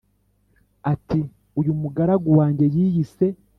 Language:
Kinyarwanda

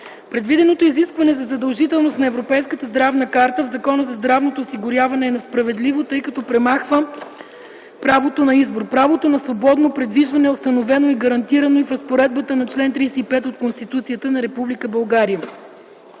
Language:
Bulgarian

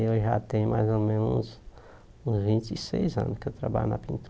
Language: Portuguese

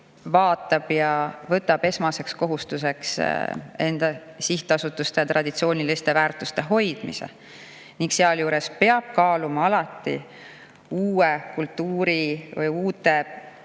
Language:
Estonian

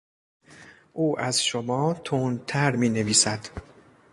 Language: Persian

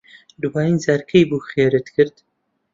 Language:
Central Kurdish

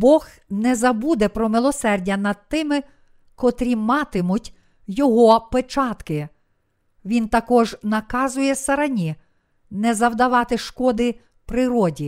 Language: Ukrainian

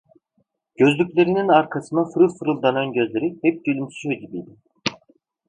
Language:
Turkish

